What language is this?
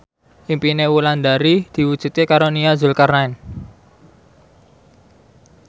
Javanese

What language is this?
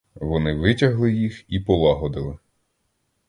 Ukrainian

